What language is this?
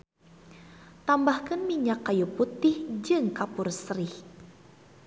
Sundanese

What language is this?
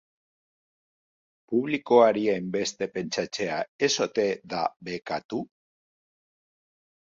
Basque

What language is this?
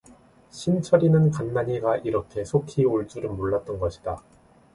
Korean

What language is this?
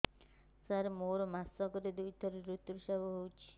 Odia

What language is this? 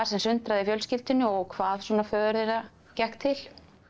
Icelandic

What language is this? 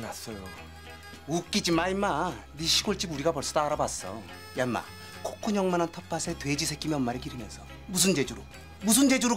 Korean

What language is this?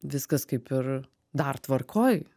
Lithuanian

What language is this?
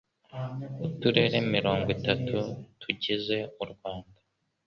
Kinyarwanda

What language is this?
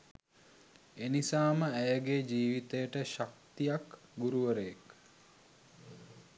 Sinhala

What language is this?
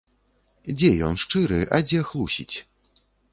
Belarusian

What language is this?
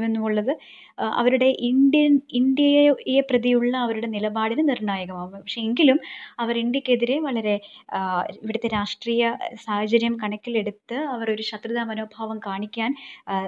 Malayalam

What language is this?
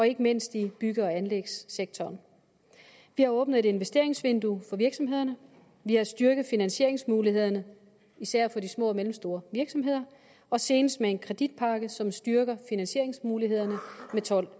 Danish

